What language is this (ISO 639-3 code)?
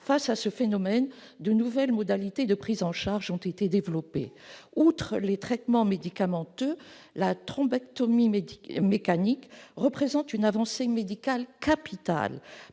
fra